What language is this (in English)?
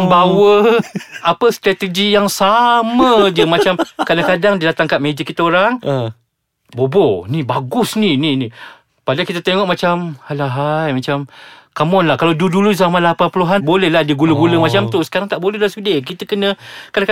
Malay